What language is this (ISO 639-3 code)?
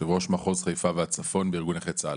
heb